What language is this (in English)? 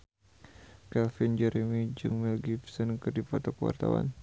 Sundanese